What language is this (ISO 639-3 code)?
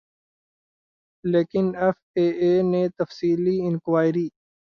urd